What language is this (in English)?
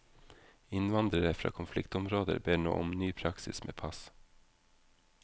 Norwegian